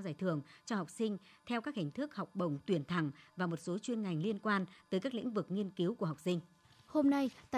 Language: Vietnamese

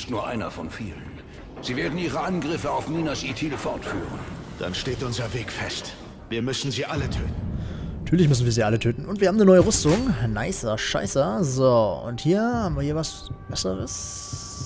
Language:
German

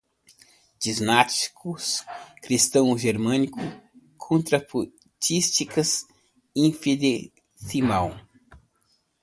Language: Portuguese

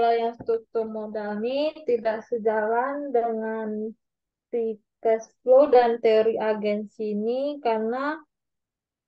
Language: Indonesian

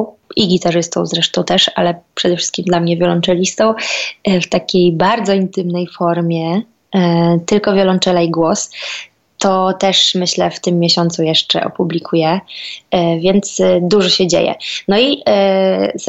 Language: Polish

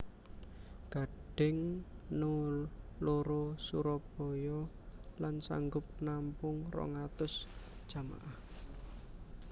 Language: Javanese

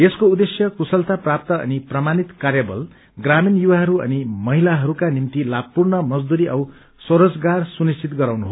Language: Nepali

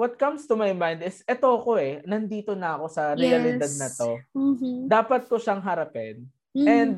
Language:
Filipino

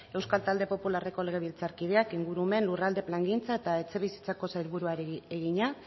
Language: Basque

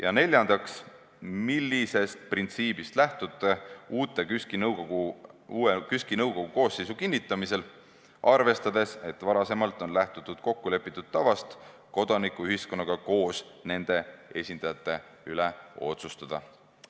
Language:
Estonian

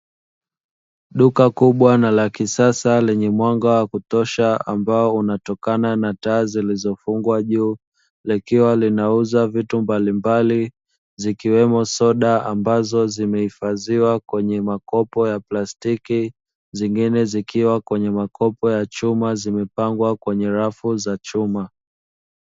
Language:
Swahili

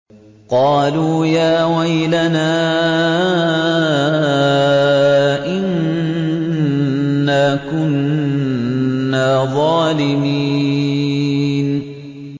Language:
Arabic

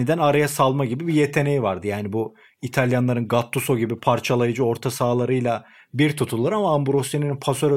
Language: Turkish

